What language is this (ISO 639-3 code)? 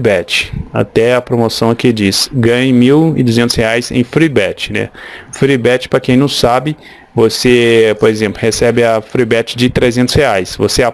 por